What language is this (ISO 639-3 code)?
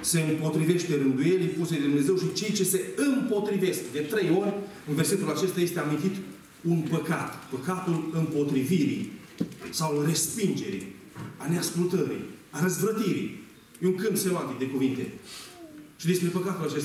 ron